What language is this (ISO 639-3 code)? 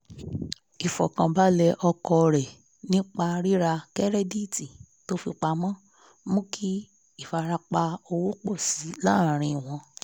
yor